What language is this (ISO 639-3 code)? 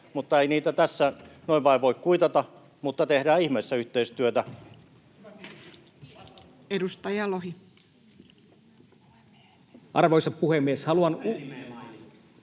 fin